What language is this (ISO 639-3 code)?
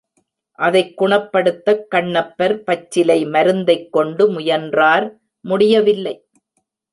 tam